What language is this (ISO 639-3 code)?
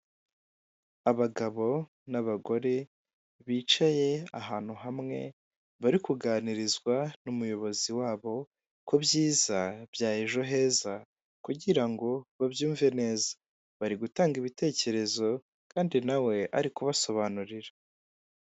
kin